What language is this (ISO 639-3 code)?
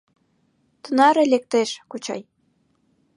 chm